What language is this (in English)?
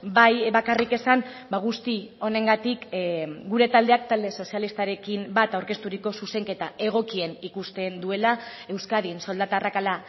Basque